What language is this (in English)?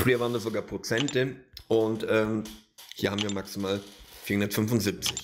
German